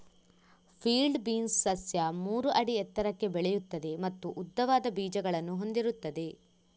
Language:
Kannada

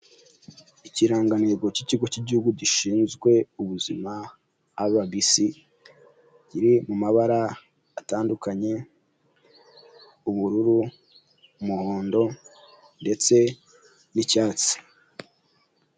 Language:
Kinyarwanda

